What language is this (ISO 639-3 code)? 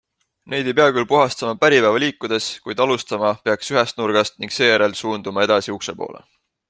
est